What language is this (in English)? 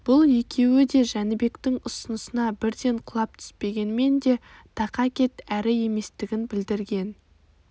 Kazakh